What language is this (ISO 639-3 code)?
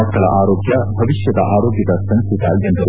kan